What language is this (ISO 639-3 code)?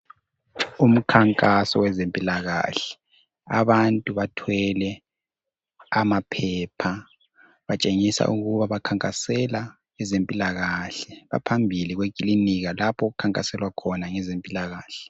nde